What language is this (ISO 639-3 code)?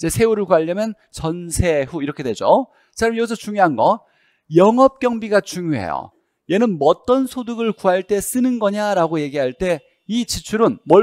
kor